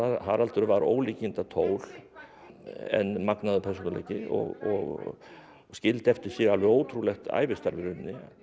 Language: Icelandic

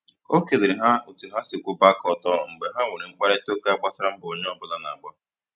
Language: Igbo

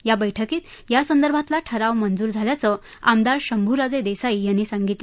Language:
Marathi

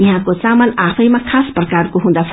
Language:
Nepali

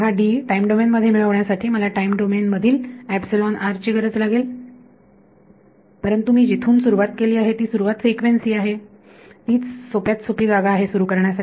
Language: Marathi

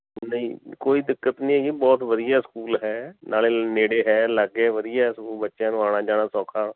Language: Punjabi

